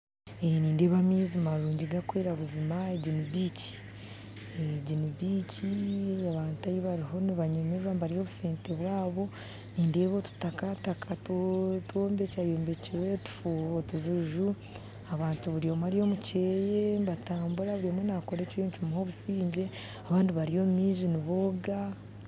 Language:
Nyankole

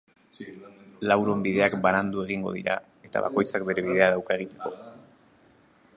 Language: Basque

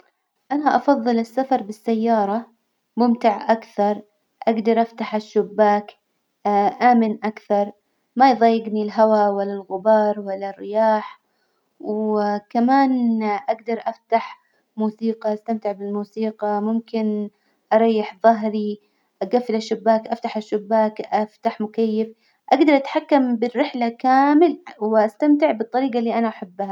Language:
Hijazi Arabic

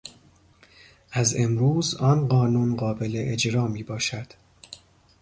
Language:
Persian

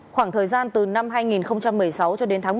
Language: Vietnamese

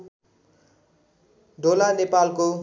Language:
Nepali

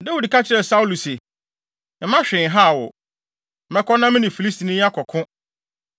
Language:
Akan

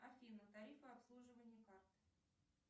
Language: Russian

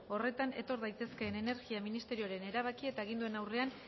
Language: Basque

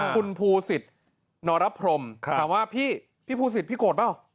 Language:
Thai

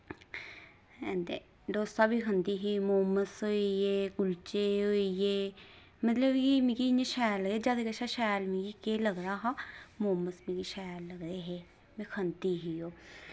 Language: Dogri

